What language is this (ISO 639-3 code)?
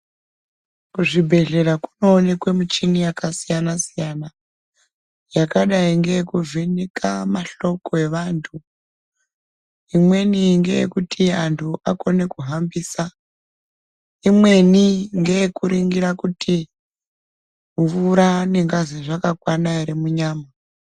ndc